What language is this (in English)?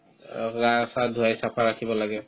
Assamese